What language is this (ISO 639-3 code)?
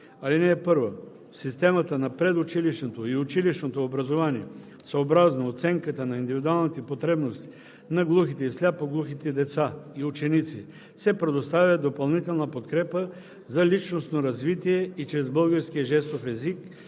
bul